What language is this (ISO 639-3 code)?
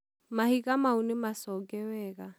kik